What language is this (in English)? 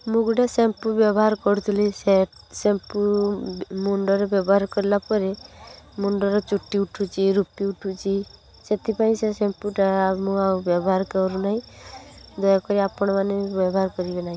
Odia